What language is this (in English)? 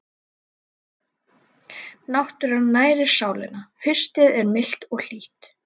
Icelandic